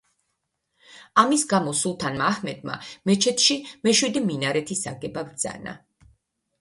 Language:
Georgian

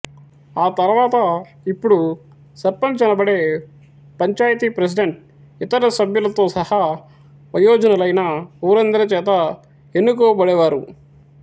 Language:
Telugu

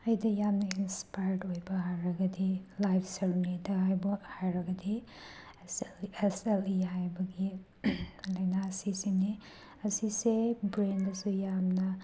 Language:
Manipuri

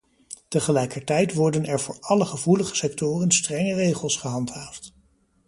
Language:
Dutch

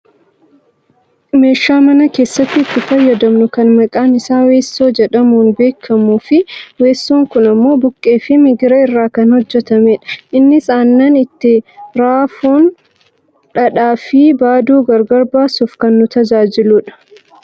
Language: Oromo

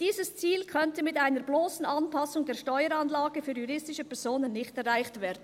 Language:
Swiss German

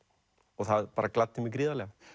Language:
Icelandic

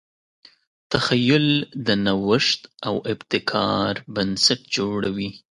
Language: Pashto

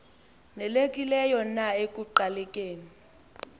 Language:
Xhosa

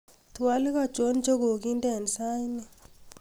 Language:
Kalenjin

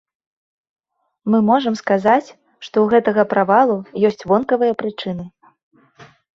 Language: Belarusian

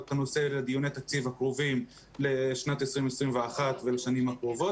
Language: Hebrew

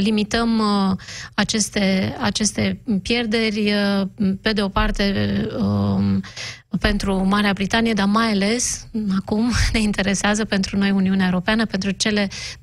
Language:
Romanian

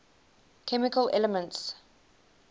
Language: English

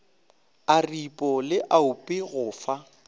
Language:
Northern Sotho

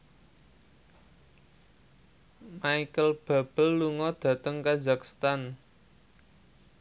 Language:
Javanese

